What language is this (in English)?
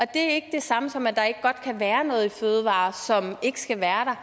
Danish